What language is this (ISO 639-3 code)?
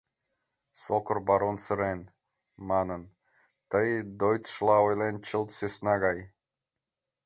chm